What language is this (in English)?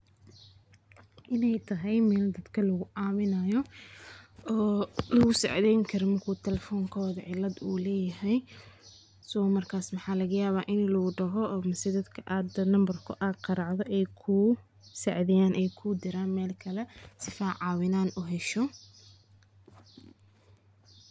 Somali